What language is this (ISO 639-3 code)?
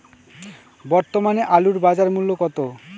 ben